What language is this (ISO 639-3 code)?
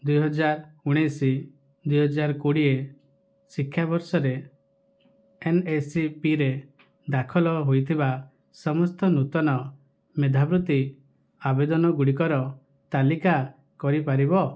ori